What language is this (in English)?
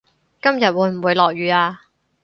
Cantonese